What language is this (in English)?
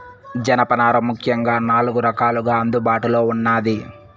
Telugu